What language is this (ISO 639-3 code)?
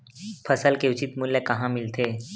hne